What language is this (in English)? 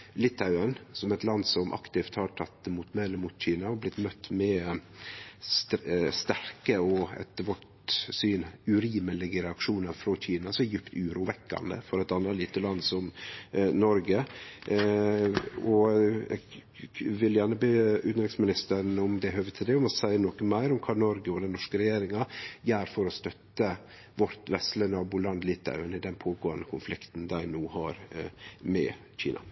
Norwegian Nynorsk